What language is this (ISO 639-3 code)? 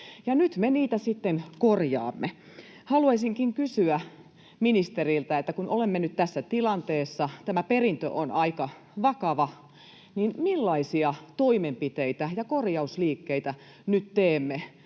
fin